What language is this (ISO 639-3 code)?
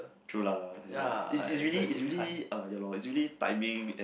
eng